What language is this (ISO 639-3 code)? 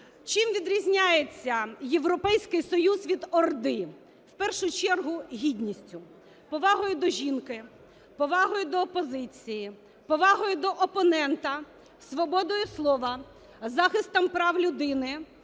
ukr